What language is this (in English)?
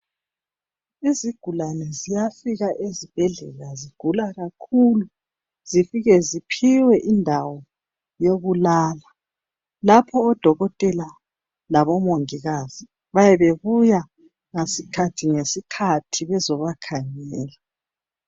North Ndebele